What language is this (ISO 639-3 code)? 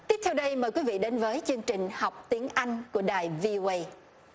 vie